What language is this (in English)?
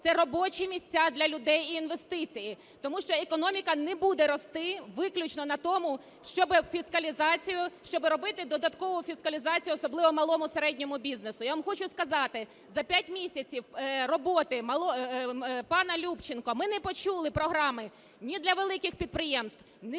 Ukrainian